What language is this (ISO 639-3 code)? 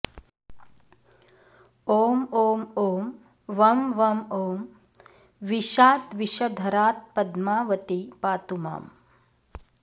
san